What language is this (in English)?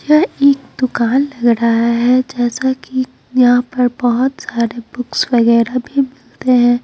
Hindi